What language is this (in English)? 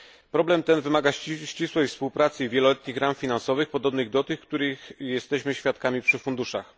Polish